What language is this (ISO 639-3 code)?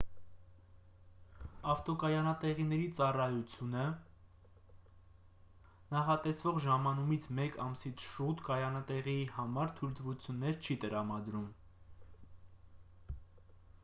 hye